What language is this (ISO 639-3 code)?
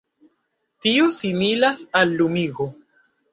epo